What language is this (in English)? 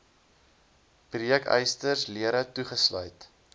Afrikaans